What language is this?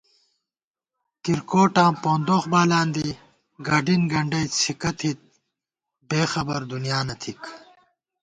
Gawar-Bati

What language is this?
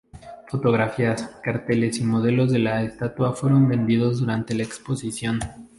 Spanish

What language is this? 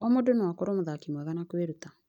Kikuyu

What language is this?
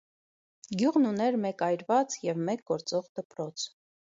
Armenian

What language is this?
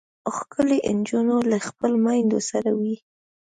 Pashto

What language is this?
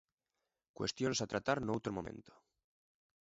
Galician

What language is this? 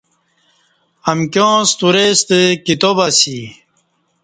Kati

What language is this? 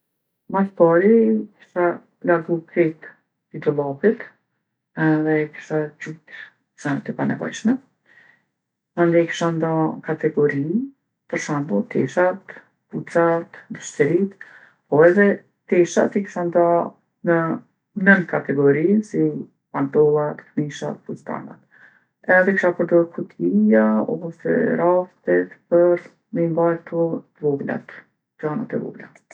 Gheg Albanian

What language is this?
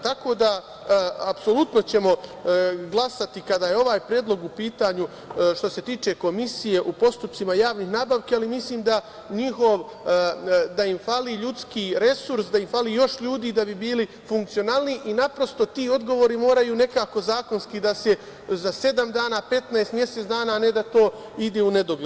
Serbian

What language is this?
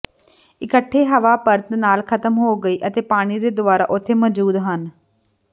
Punjabi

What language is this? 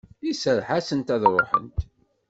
Kabyle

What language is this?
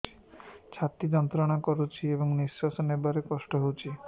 Odia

